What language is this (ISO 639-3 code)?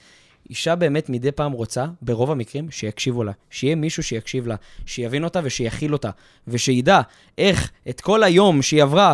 heb